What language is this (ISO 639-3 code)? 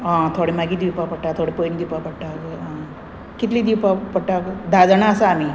kok